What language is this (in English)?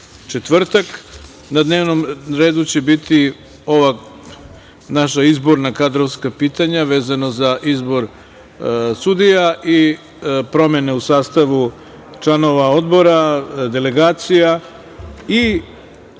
Serbian